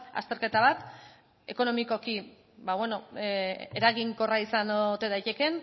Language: Basque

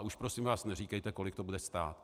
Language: Czech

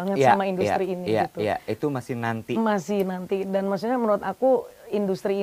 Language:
Indonesian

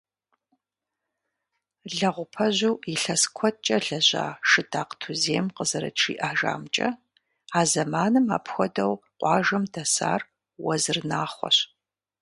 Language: Kabardian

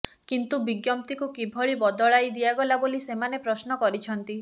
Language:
Odia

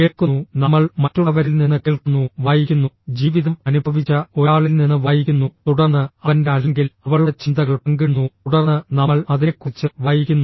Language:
Malayalam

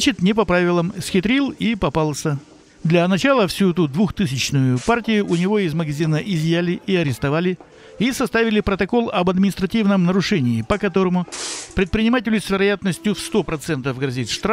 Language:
Russian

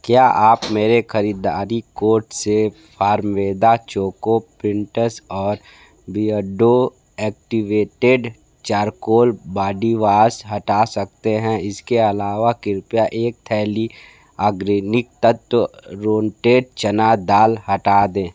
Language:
Hindi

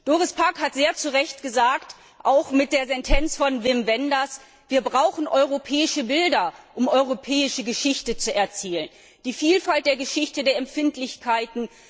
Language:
German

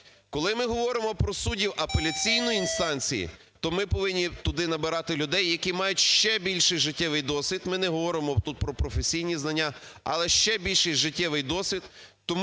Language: Ukrainian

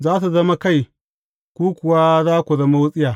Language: Hausa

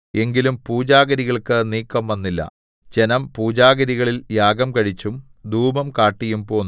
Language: Malayalam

